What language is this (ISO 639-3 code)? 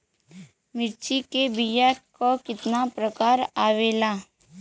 bho